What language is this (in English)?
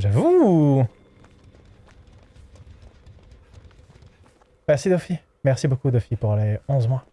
French